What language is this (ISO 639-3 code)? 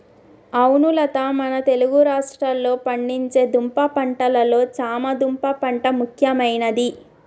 tel